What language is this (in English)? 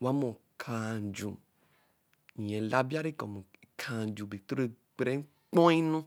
Eleme